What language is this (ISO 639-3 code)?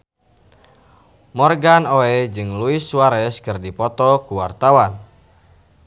sun